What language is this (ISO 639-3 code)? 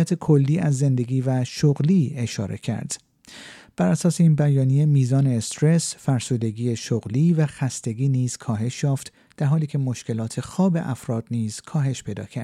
fas